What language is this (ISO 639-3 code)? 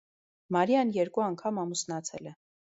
hye